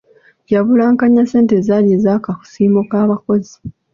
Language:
Ganda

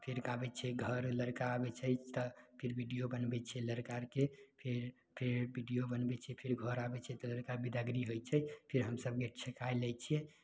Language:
Maithili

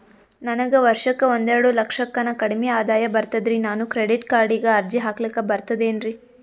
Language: Kannada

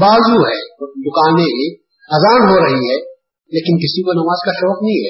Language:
Urdu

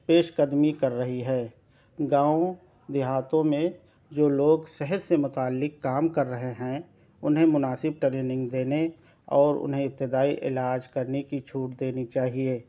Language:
Urdu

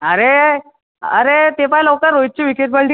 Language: Marathi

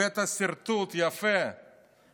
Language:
Hebrew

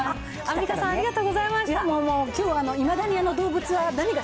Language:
Japanese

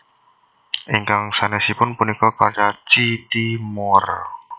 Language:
Javanese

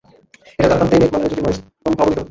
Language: Bangla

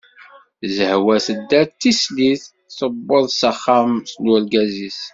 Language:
Kabyle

